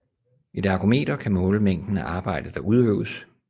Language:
Danish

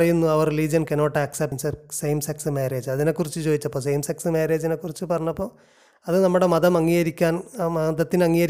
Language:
Malayalam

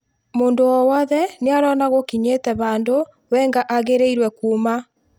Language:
Kikuyu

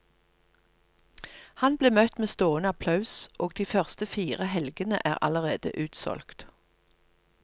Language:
Norwegian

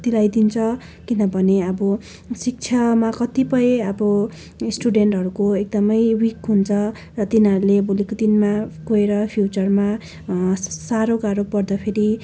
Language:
Nepali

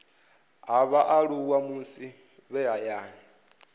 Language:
Venda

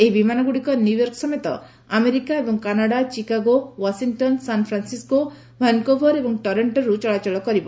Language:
Odia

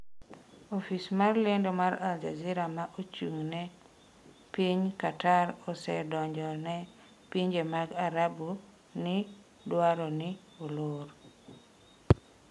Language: Luo (Kenya and Tanzania)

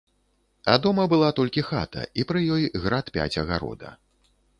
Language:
Belarusian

